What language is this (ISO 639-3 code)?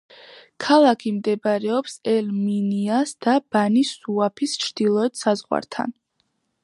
kat